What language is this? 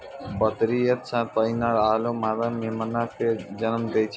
Maithili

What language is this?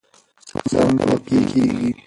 Pashto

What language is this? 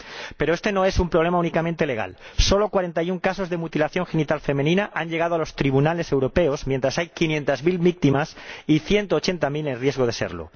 Spanish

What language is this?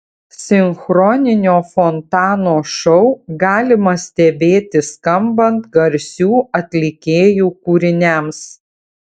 Lithuanian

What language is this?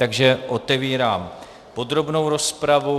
Czech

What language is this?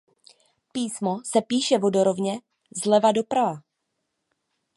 Czech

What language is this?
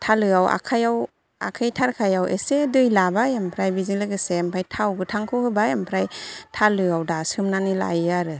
Bodo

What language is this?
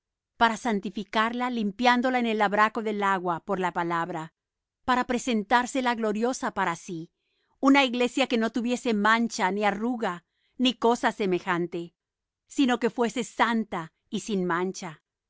Spanish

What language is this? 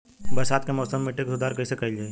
Bhojpuri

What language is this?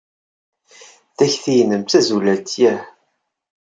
Kabyle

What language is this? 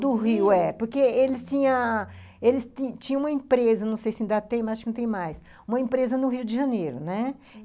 Portuguese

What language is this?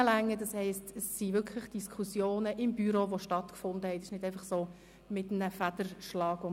Swiss German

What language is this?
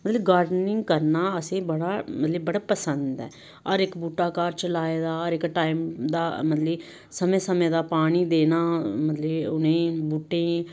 Dogri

